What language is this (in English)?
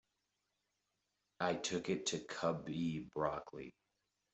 English